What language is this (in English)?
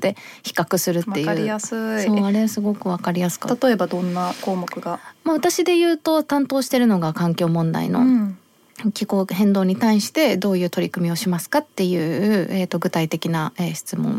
Japanese